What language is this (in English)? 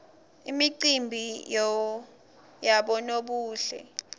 Swati